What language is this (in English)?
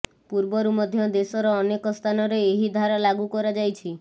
Odia